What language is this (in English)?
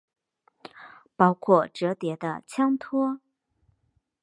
Chinese